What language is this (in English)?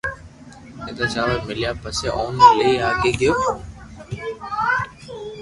Loarki